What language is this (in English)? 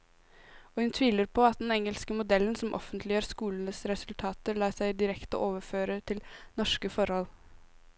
Norwegian